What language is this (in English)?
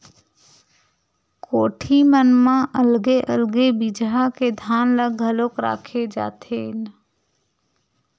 Chhattisgarhi